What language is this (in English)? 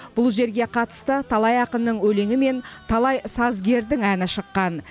Kazakh